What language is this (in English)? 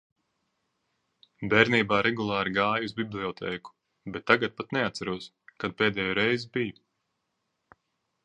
Latvian